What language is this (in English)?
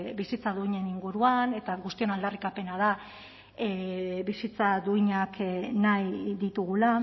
Basque